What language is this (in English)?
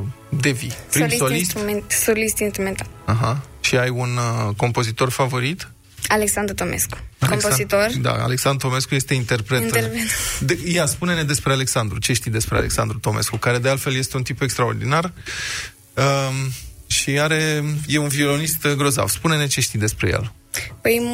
Romanian